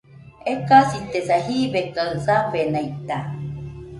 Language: Nüpode Huitoto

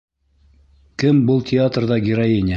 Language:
Bashkir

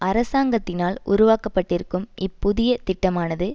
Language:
Tamil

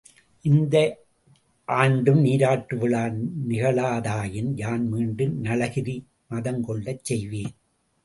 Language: Tamil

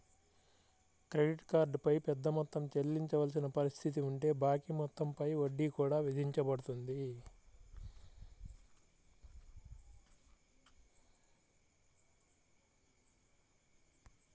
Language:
Telugu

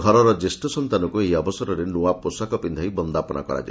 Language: Odia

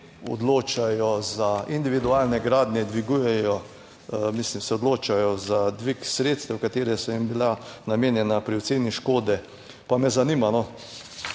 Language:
Slovenian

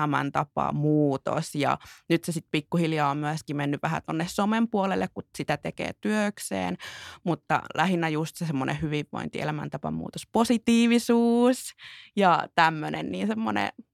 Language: Finnish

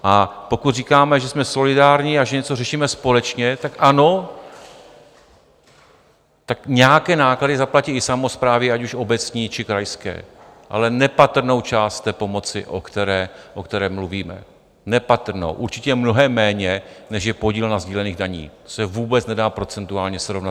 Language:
Czech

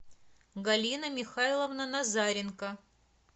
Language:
Russian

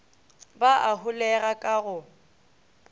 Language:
Northern Sotho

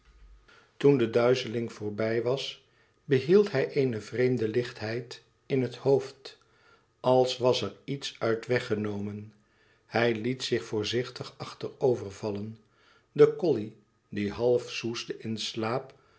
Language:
Dutch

